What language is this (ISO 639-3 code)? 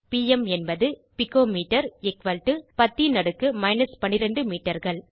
tam